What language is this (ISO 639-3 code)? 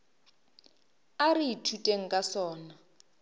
nso